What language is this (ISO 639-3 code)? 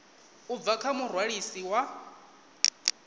ven